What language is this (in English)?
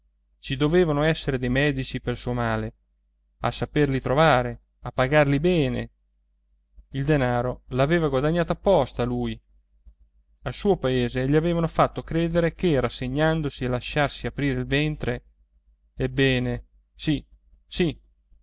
Italian